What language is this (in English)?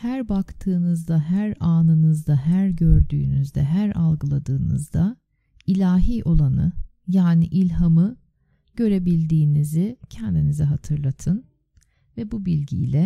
Turkish